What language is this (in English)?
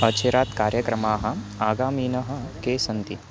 Sanskrit